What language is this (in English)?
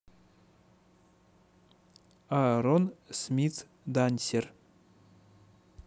Russian